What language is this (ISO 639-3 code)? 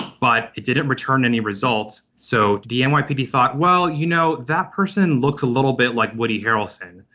eng